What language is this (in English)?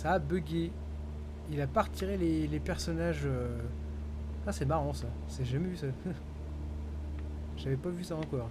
French